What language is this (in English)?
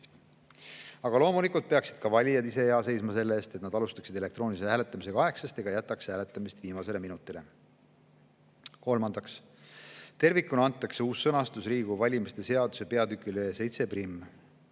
Estonian